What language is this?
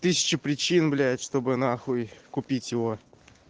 Russian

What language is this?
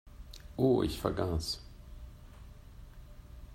German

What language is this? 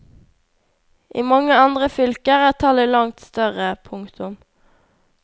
Norwegian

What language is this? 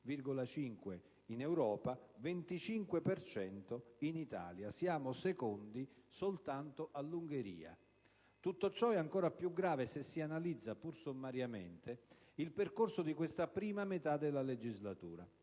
Italian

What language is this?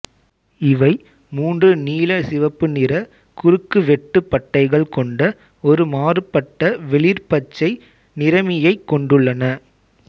Tamil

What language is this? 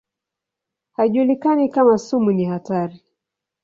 Swahili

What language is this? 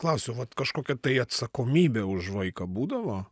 Lithuanian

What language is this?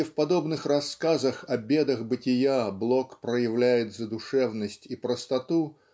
Russian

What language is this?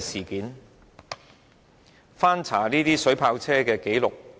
Cantonese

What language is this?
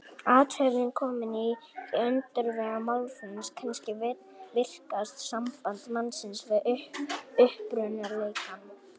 Icelandic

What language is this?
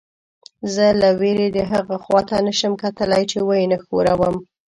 Pashto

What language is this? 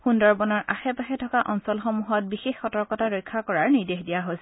Assamese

